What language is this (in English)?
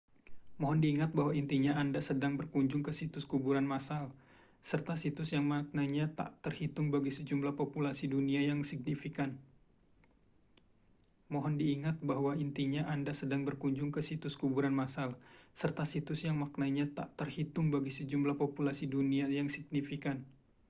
Indonesian